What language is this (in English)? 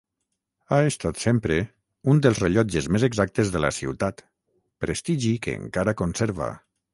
Catalan